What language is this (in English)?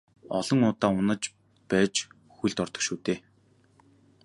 Mongolian